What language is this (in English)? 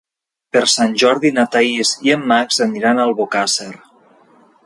Catalan